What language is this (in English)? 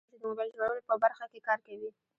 Pashto